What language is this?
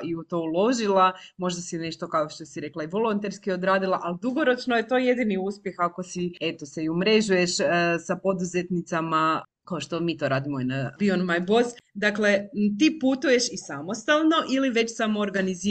Croatian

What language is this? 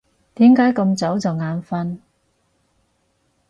Cantonese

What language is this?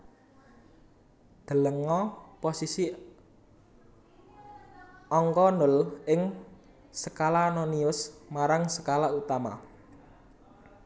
Javanese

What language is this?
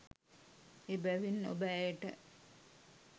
Sinhala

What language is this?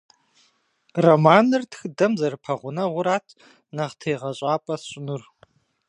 Kabardian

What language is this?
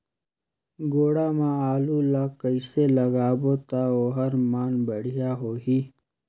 Chhattisgarhi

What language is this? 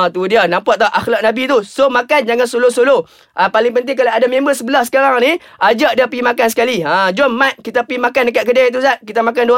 Malay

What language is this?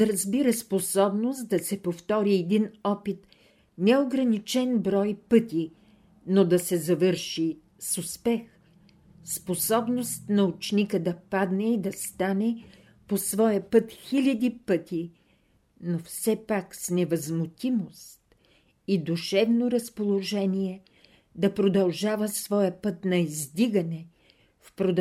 Bulgarian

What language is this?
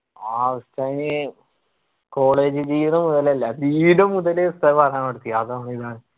Malayalam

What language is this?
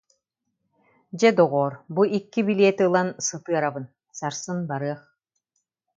Yakut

